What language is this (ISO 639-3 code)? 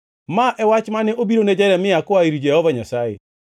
luo